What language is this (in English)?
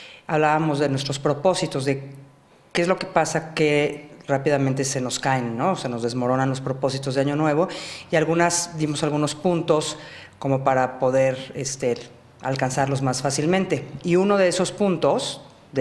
Spanish